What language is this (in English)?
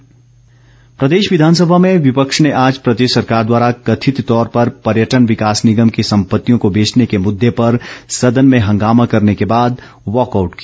Hindi